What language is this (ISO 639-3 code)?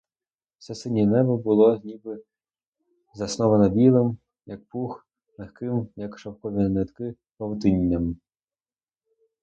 ukr